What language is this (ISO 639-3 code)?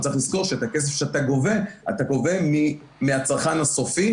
heb